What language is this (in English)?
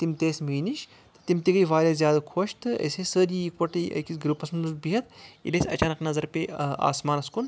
Kashmiri